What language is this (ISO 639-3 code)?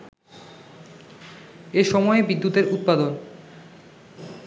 ben